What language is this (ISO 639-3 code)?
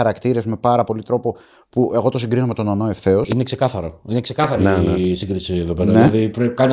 ell